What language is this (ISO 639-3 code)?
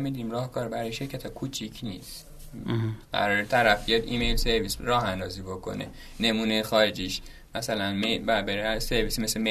fas